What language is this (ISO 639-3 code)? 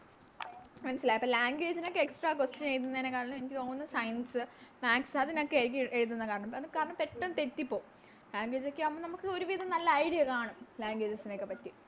mal